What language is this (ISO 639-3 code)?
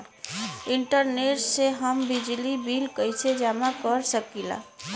bho